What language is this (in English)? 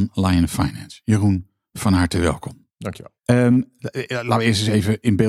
Dutch